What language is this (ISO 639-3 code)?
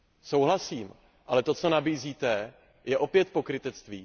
ces